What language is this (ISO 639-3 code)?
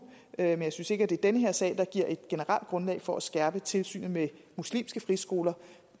dan